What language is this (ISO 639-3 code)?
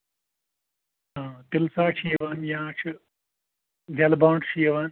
kas